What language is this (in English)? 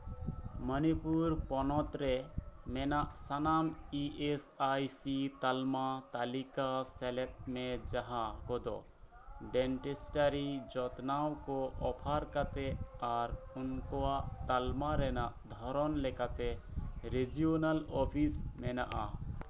Santali